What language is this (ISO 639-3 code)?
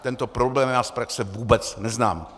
ces